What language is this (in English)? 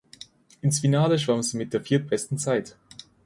German